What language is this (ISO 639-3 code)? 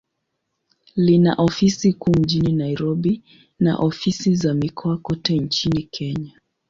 swa